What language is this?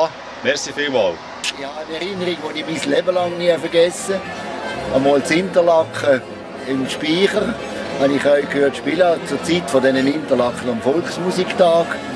German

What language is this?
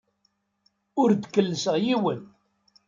Kabyle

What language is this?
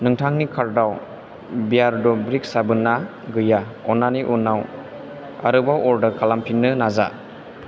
Bodo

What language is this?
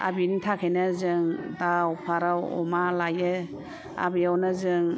Bodo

